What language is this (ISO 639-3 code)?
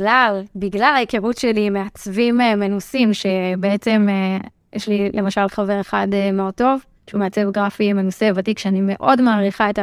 heb